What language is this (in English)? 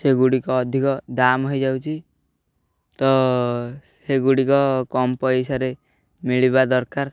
Odia